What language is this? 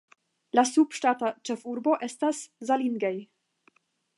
Esperanto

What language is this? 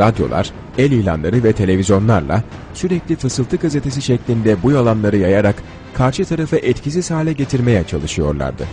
Turkish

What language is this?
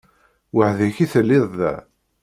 Kabyle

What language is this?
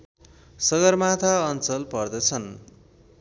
Nepali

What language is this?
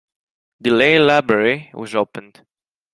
English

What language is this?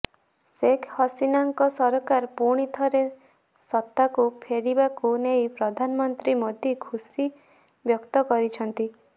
Odia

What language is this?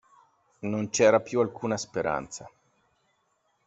Italian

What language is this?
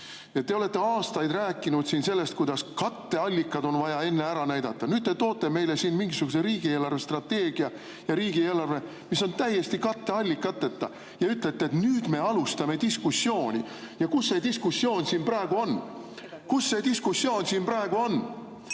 Estonian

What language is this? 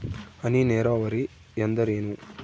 Kannada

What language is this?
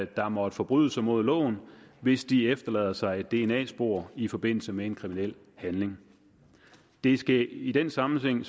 Danish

